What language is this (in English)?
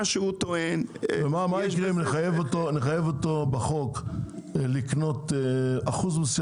Hebrew